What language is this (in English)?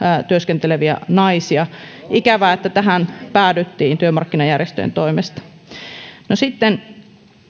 Finnish